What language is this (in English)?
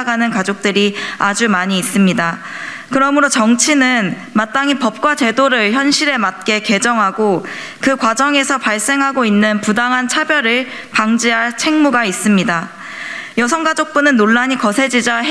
Korean